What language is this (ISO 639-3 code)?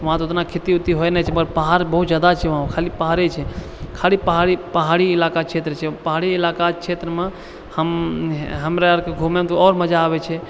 mai